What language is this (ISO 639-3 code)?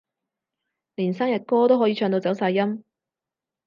yue